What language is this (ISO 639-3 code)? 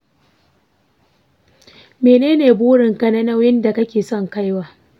hau